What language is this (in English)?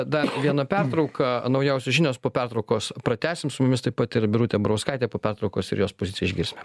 Lithuanian